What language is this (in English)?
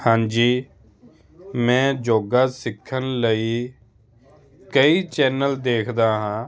Punjabi